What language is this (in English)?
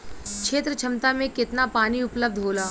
Bhojpuri